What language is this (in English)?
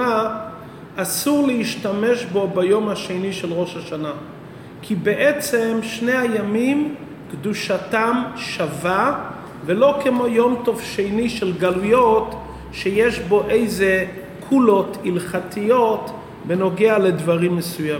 Hebrew